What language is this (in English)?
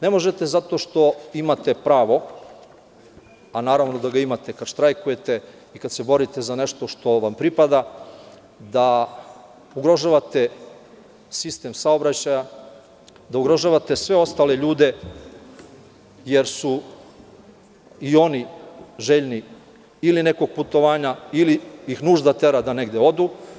Serbian